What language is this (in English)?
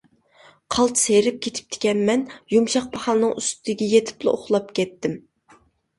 Uyghur